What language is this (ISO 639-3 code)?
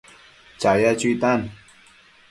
mcf